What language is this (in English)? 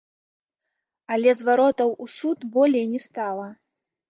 Belarusian